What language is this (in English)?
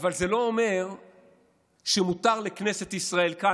Hebrew